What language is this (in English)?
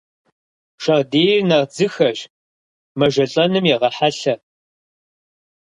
Kabardian